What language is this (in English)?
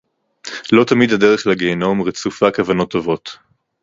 Hebrew